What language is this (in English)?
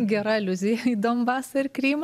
Lithuanian